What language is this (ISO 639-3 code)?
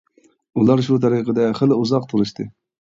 uig